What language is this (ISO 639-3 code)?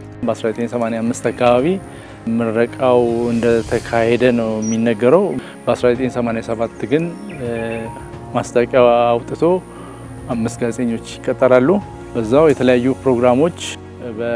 ara